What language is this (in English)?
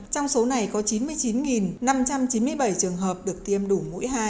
Vietnamese